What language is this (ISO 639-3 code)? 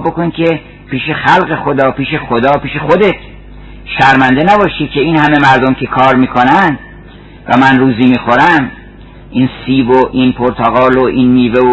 fas